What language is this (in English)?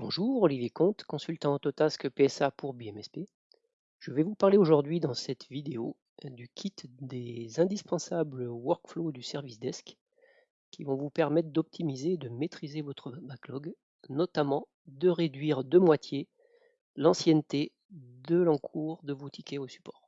French